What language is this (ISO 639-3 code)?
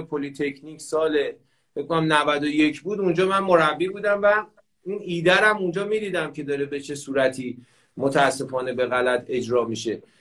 fas